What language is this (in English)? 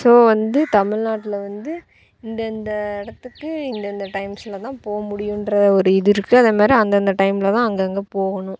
Tamil